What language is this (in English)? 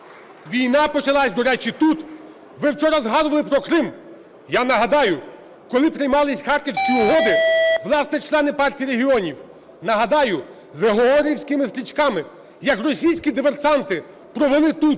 Ukrainian